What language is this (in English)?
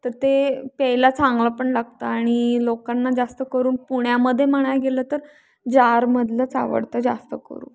Marathi